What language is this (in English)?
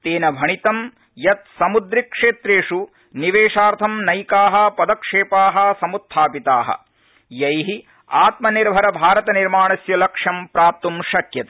Sanskrit